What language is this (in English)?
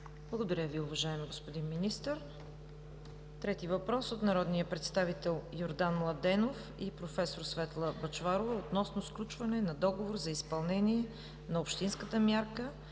Bulgarian